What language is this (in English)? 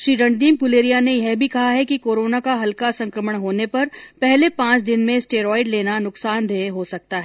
Hindi